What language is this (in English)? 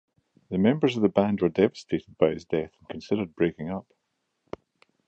English